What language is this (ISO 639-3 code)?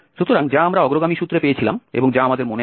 ben